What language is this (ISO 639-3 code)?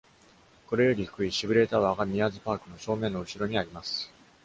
jpn